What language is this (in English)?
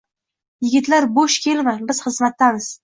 Uzbek